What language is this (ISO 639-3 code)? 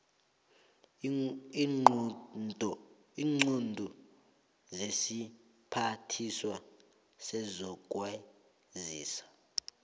nbl